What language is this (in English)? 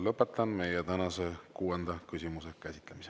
Estonian